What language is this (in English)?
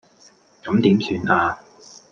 Cantonese